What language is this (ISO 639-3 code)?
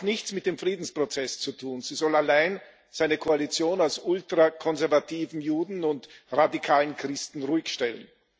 deu